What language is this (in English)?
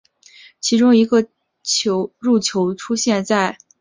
Chinese